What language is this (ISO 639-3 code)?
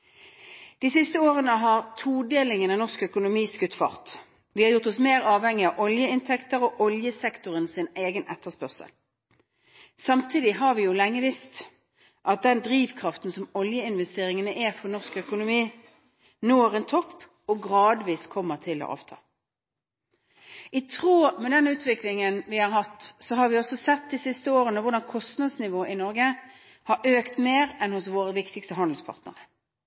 nob